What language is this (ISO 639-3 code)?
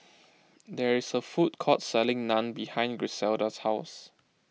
eng